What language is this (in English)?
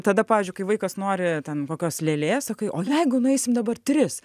Lithuanian